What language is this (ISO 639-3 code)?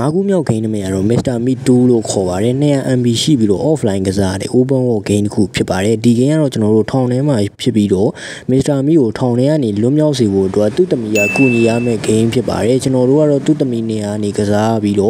tha